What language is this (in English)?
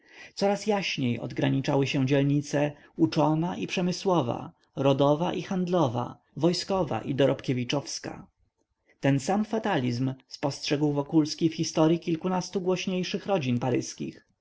Polish